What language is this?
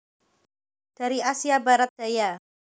Javanese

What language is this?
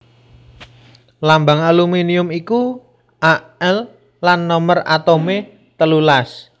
Javanese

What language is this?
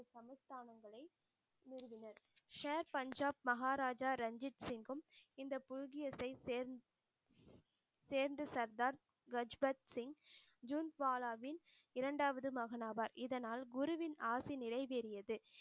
Tamil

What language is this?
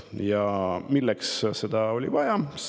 Estonian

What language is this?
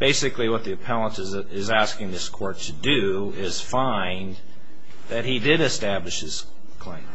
English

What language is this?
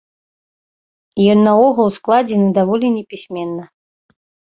Belarusian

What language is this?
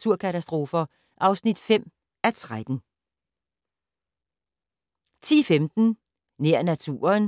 Danish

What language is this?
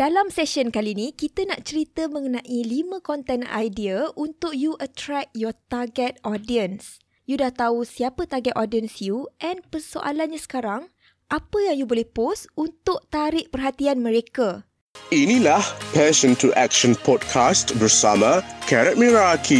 Malay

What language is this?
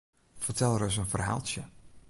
Western Frisian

